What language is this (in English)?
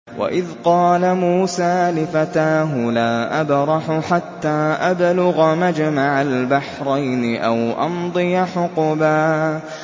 Arabic